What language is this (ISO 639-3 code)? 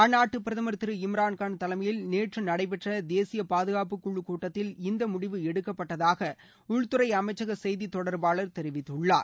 tam